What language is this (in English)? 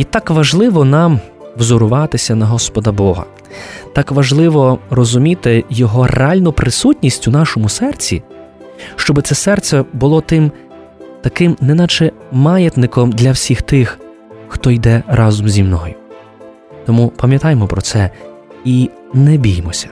Ukrainian